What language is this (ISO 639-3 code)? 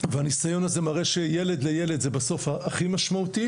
heb